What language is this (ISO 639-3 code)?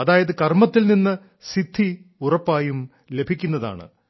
mal